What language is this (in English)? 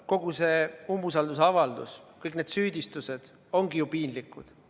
Estonian